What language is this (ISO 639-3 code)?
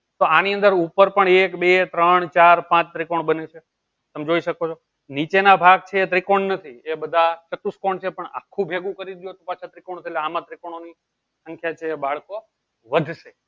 guj